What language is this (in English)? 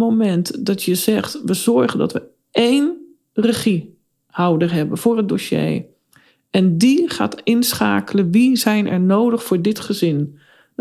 Dutch